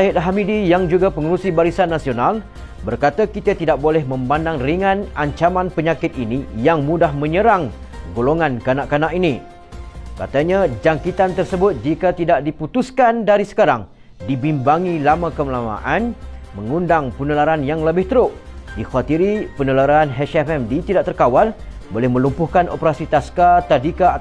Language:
Malay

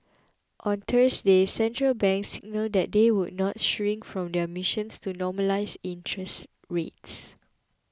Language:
English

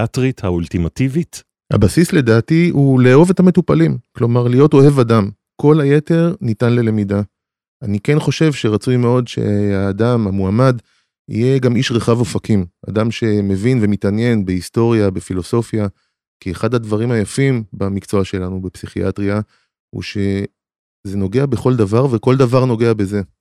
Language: Hebrew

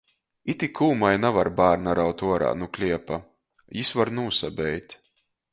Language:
Latgalian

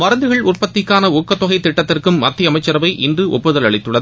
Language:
Tamil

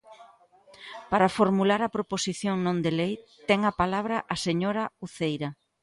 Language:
Galician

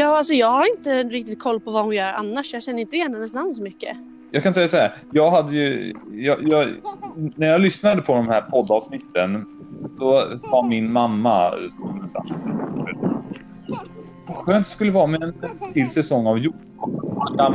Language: Swedish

